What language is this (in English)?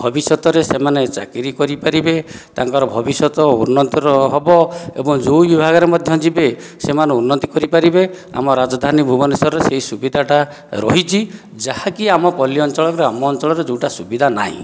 Odia